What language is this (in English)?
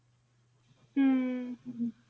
Punjabi